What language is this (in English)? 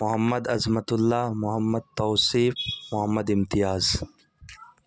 Urdu